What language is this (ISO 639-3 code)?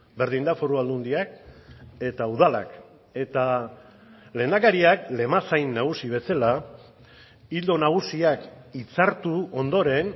eus